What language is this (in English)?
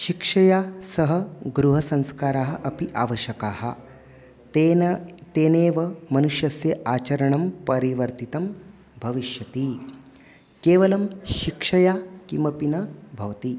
Sanskrit